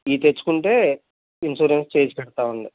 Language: Telugu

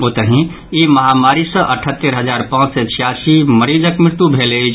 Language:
Maithili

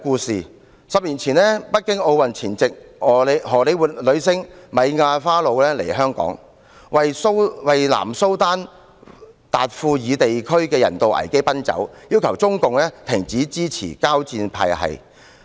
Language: Cantonese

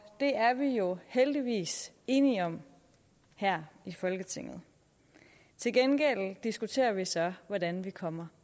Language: Danish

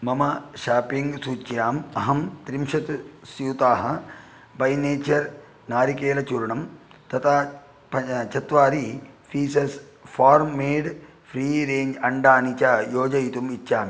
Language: Sanskrit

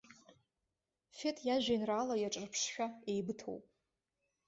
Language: Abkhazian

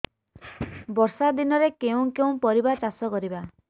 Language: Odia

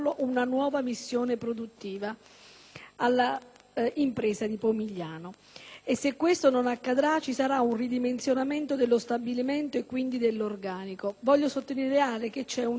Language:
Italian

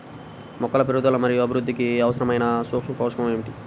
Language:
Telugu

